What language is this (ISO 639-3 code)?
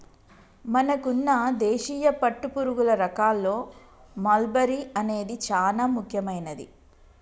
tel